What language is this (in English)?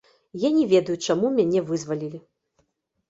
Belarusian